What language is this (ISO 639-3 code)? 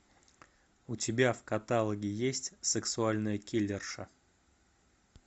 rus